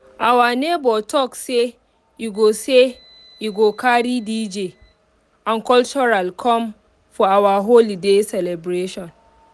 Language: Nigerian Pidgin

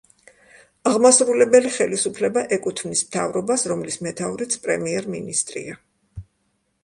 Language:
Georgian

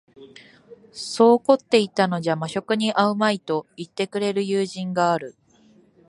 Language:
Japanese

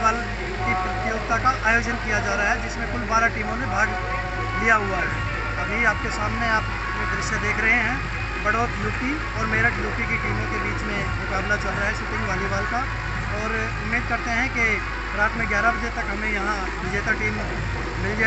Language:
Hindi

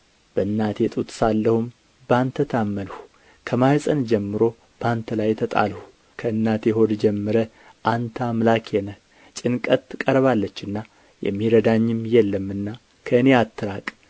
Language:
Amharic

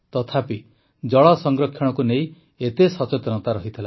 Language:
Odia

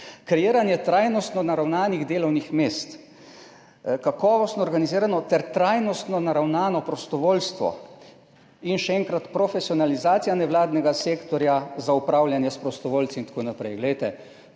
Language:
Slovenian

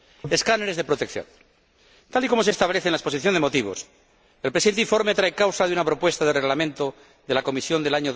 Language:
Spanish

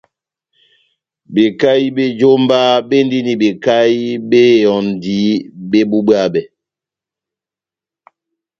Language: Batanga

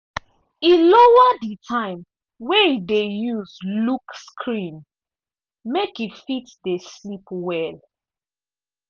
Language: Nigerian Pidgin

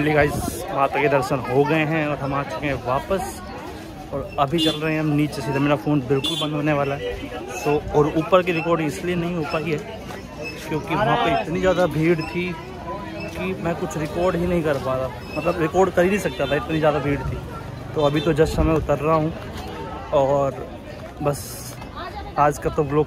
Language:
Hindi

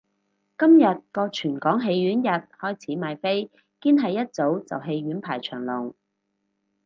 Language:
Cantonese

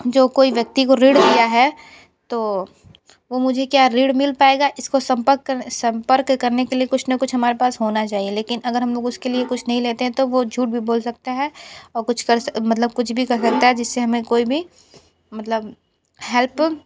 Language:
Hindi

